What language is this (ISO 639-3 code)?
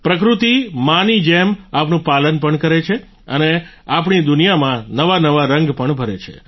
guj